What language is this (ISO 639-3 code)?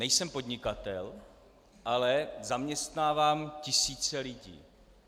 ces